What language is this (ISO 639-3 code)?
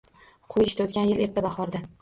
uzb